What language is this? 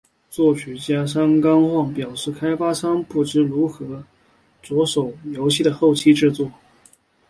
Chinese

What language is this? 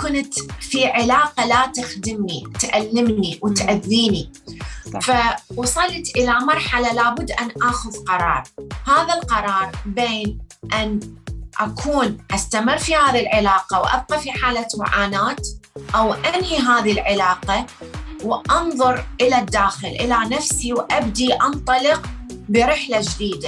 Arabic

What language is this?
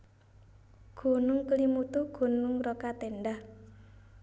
Javanese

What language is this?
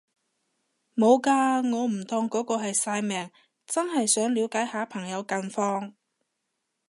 Cantonese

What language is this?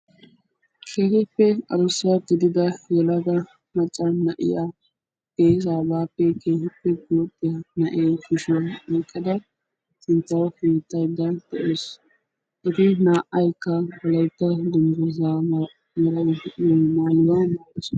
Wolaytta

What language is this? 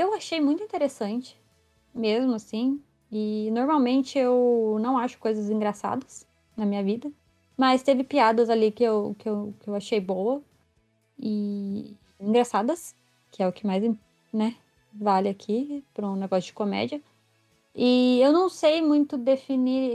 Portuguese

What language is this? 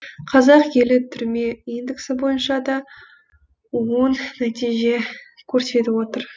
Kazakh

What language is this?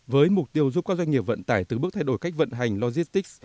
Vietnamese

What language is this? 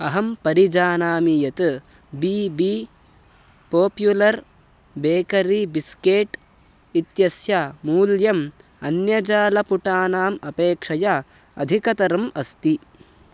Sanskrit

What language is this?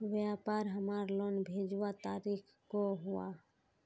Magahi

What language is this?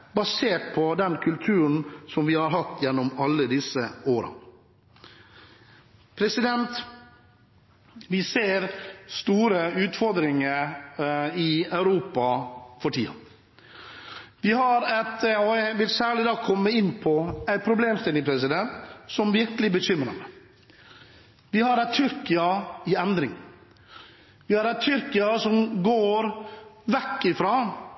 Norwegian Bokmål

